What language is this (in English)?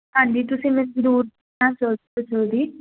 Punjabi